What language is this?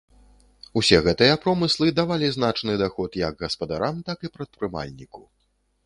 Belarusian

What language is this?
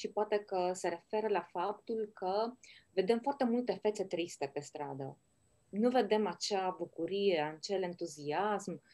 Romanian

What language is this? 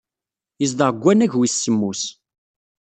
Kabyle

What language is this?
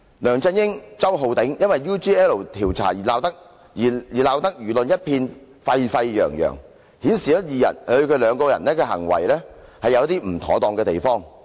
Cantonese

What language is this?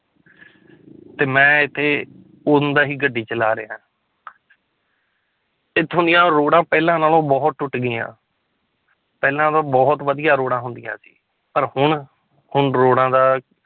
Punjabi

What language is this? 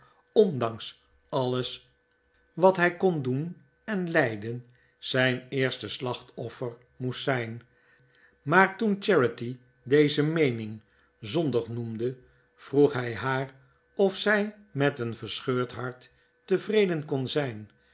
Dutch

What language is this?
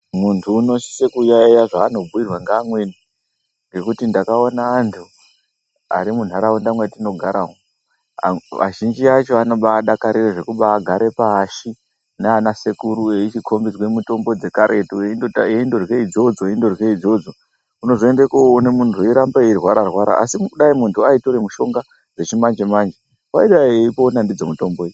Ndau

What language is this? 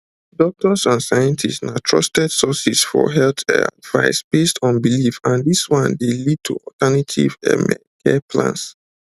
Nigerian Pidgin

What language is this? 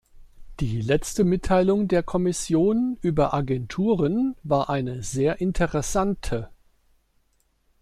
German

